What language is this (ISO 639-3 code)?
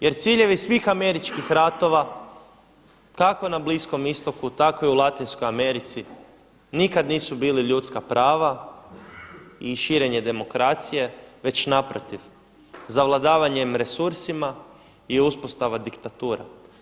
hrv